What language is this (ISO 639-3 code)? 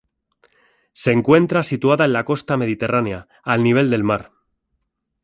spa